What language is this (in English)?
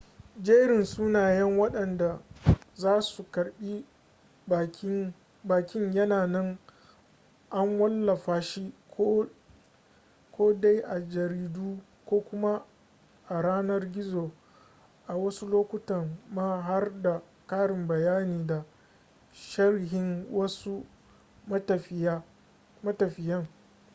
Hausa